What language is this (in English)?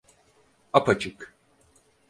Turkish